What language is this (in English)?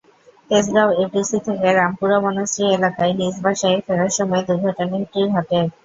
Bangla